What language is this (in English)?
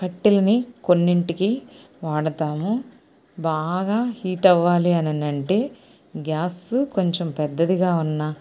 Telugu